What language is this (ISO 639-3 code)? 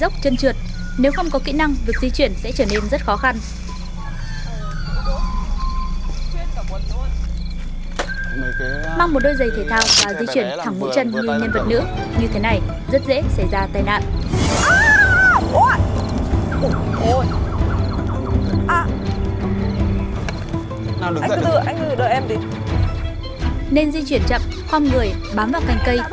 vie